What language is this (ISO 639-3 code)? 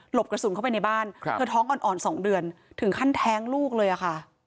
tha